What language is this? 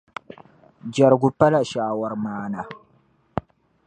Dagbani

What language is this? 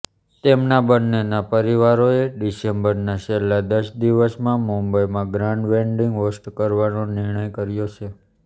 Gujarati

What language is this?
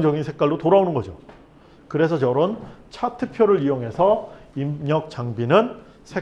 Korean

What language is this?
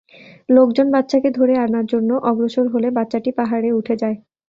Bangla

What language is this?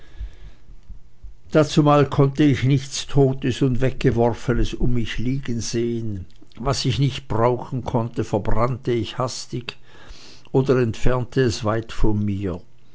German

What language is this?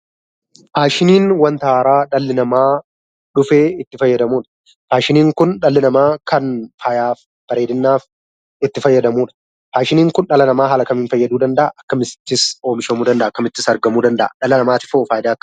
Oromo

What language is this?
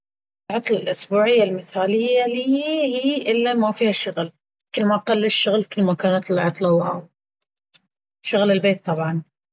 Baharna Arabic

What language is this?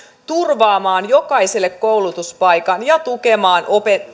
Finnish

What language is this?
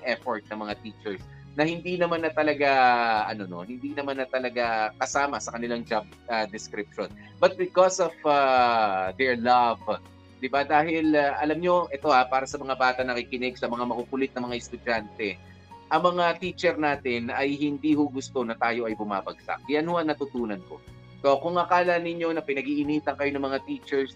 Filipino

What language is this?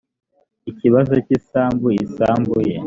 Kinyarwanda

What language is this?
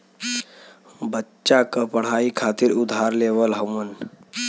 Bhojpuri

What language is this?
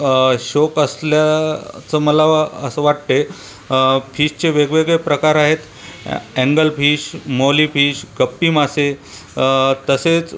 Marathi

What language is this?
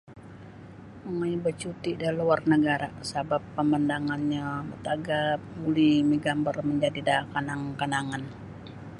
Sabah Bisaya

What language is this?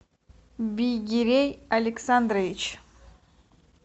Russian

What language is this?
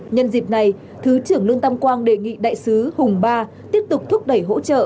Vietnamese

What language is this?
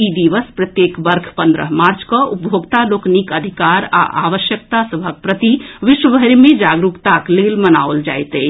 Maithili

